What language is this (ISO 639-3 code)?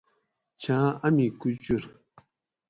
gwc